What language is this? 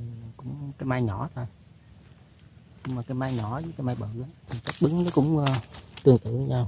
Vietnamese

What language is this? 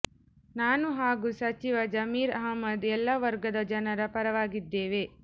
Kannada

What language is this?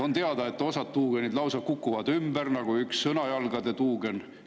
Estonian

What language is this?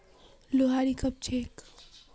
Magahi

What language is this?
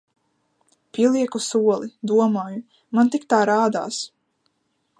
Latvian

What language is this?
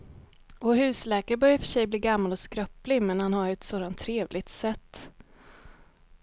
Swedish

